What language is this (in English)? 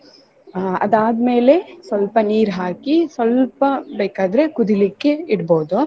Kannada